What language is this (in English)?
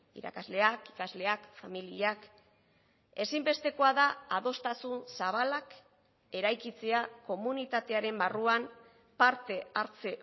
Basque